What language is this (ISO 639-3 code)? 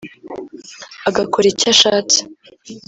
kin